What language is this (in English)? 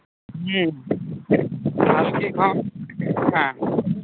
Santali